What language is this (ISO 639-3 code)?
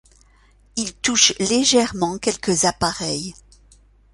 fra